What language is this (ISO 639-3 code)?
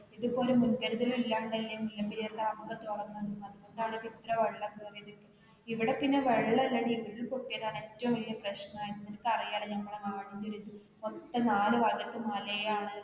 mal